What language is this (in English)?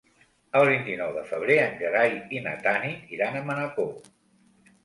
Catalan